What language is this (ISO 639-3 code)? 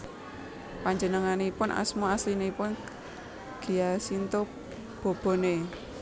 jav